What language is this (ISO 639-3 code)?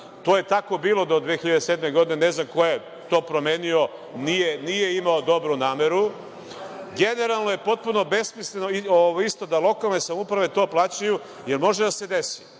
srp